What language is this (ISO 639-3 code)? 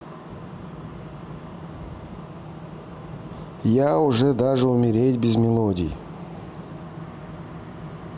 rus